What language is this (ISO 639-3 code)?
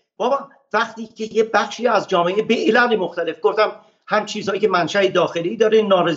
fas